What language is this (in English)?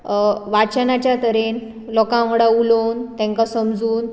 Konkani